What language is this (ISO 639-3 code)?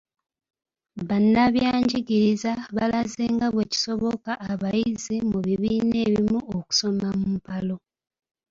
lug